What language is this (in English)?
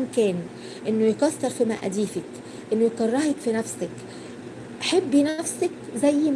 Arabic